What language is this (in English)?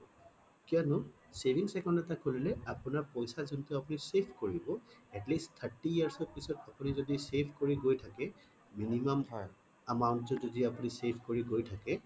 Assamese